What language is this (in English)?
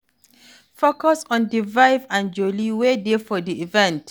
Nigerian Pidgin